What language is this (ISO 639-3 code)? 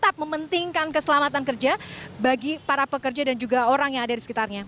ind